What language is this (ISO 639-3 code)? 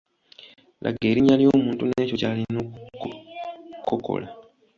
lug